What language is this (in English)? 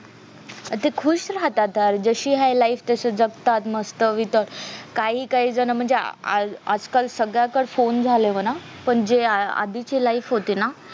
Marathi